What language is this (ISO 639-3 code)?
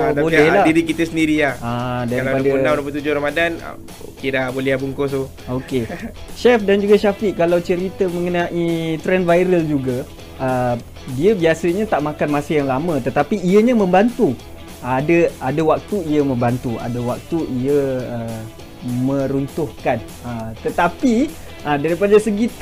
msa